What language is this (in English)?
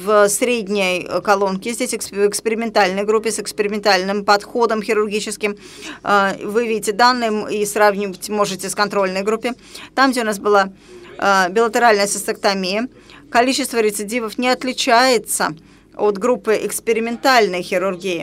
Russian